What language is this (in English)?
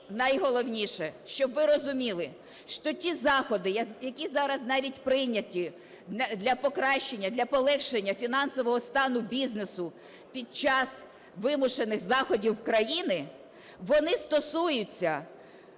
Ukrainian